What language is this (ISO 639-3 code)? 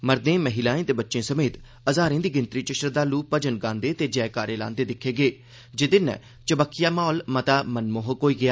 doi